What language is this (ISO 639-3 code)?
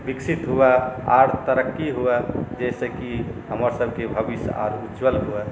mai